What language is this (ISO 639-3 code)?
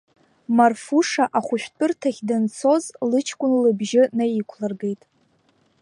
abk